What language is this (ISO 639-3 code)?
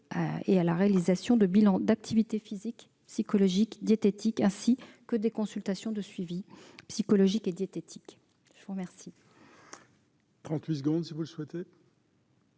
fra